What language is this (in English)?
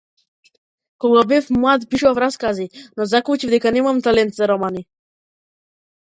Macedonian